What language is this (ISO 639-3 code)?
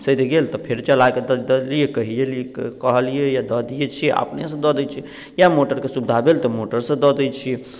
mai